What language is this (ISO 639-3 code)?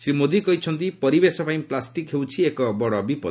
ori